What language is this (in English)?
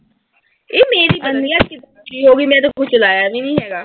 Punjabi